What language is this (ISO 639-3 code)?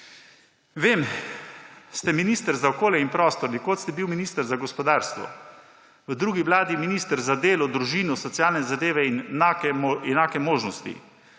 slv